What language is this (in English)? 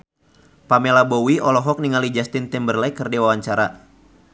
Sundanese